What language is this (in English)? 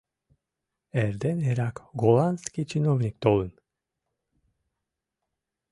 Mari